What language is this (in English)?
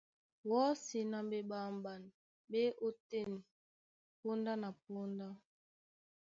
Duala